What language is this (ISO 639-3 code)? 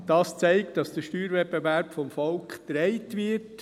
gsw